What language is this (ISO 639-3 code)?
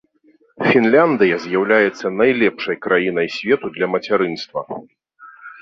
bel